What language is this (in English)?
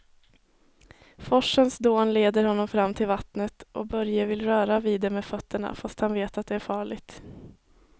Swedish